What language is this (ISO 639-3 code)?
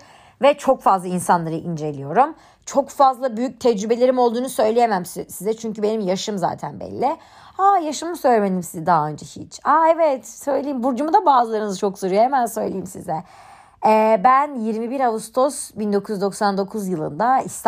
tur